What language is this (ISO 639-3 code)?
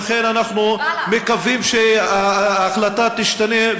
heb